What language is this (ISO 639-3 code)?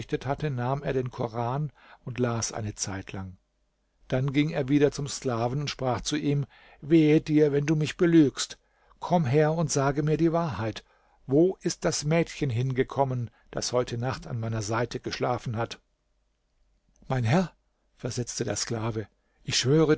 deu